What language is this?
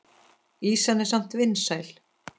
Icelandic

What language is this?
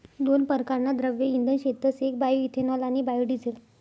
Marathi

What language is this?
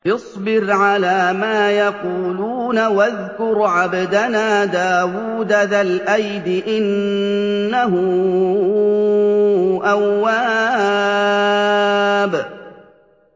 Arabic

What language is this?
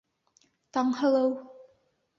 Bashkir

